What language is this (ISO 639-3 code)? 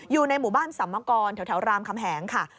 tha